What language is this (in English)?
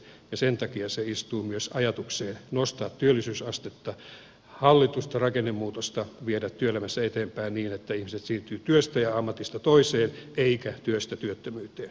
Finnish